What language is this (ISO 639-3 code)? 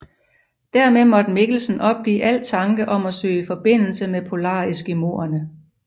dan